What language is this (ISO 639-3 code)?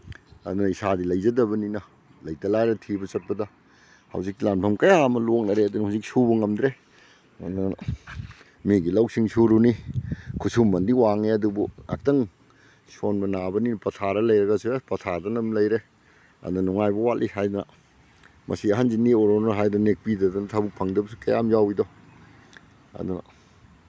mni